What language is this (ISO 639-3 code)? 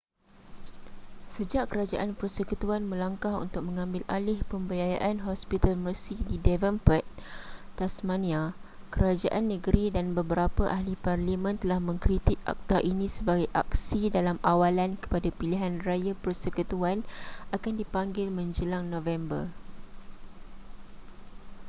msa